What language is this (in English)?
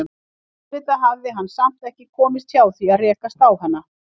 Icelandic